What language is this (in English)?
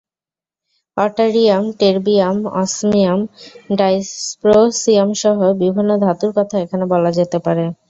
Bangla